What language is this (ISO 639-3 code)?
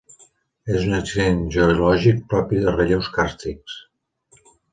cat